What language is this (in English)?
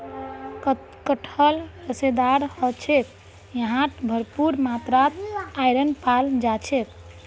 Magahi